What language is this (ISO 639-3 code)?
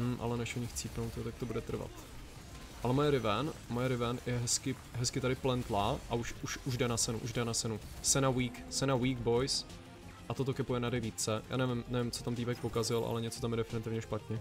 ces